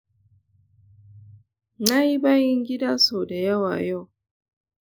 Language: Hausa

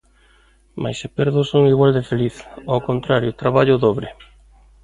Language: Galician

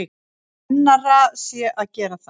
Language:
Icelandic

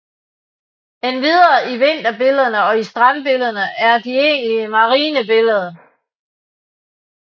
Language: Danish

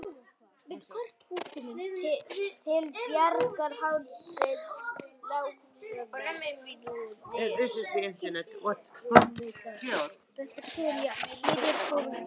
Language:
Icelandic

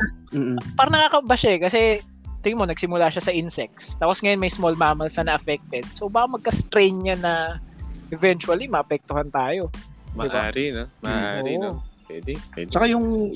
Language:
Filipino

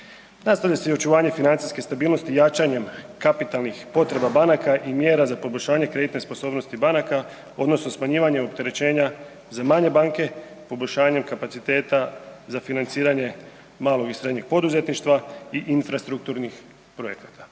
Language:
Croatian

